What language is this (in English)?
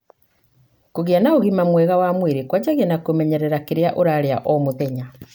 Kikuyu